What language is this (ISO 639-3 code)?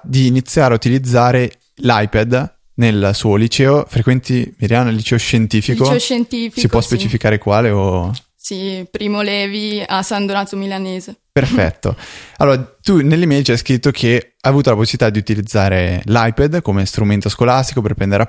ita